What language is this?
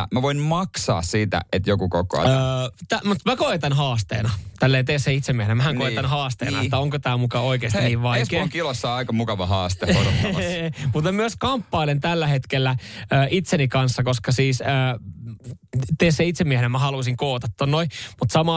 Finnish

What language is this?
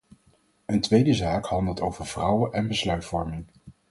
Dutch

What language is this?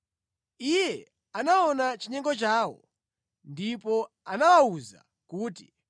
Nyanja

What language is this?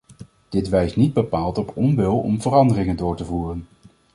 Dutch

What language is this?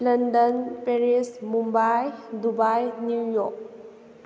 Manipuri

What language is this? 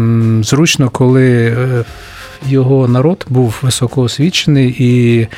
Ukrainian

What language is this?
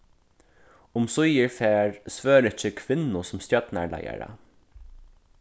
Faroese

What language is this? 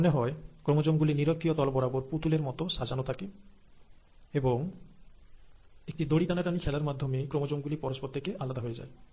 Bangla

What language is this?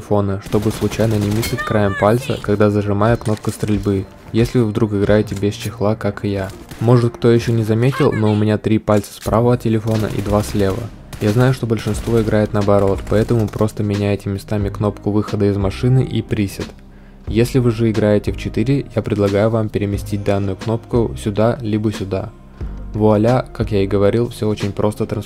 Russian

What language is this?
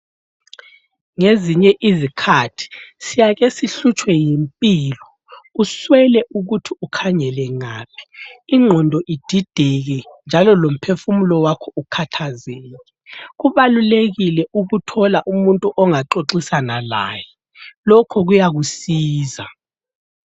North Ndebele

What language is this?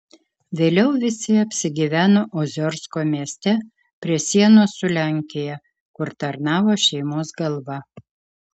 Lithuanian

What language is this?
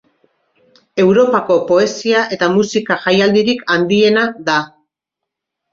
Basque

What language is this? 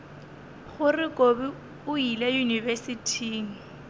Northern Sotho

